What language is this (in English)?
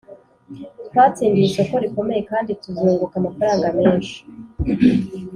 Kinyarwanda